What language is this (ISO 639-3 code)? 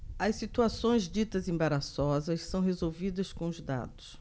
por